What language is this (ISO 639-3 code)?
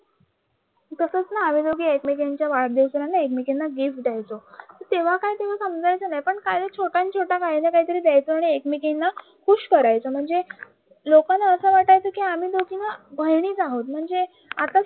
mar